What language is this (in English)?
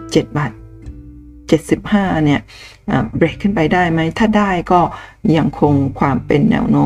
Thai